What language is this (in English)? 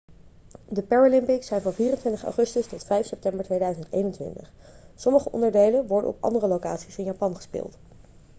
Dutch